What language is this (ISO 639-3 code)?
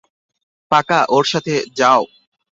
ben